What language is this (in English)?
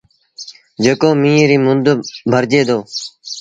Sindhi Bhil